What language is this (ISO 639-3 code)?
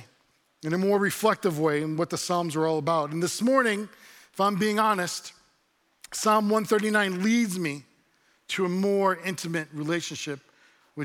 eng